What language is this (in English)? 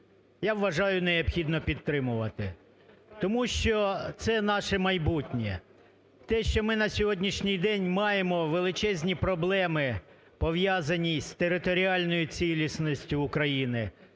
Ukrainian